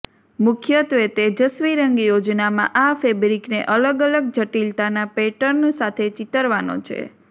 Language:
Gujarati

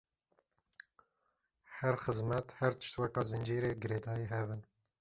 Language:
Kurdish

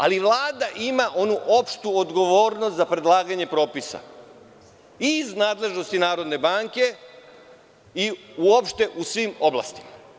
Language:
Serbian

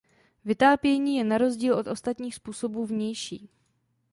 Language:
Czech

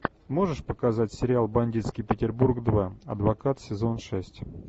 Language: Russian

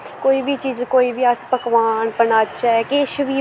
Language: Dogri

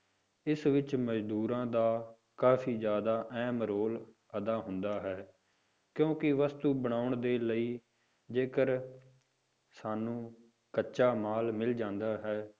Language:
Punjabi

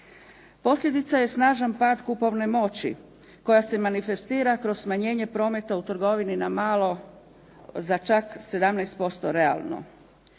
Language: Croatian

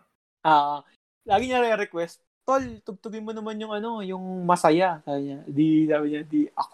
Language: Filipino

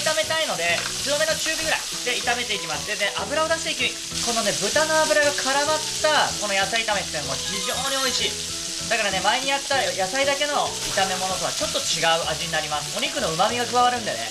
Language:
Japanese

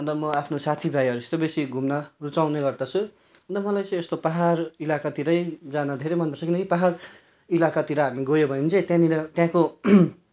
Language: Nepali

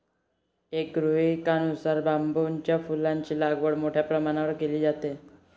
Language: Marathi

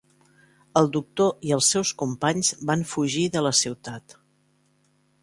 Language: Catalan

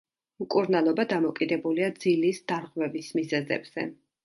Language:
Georgian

